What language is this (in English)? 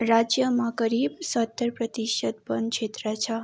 Nepali